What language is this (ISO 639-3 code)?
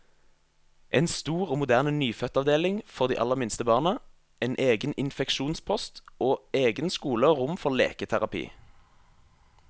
nor